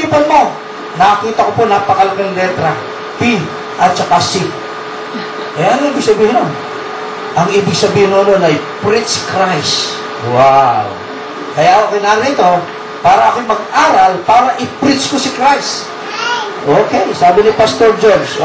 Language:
Filipino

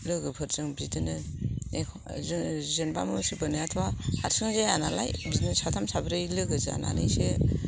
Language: Bodo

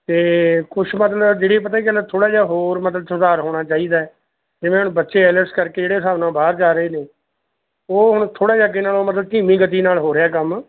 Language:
Punjabi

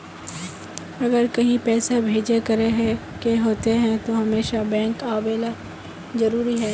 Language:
Magahi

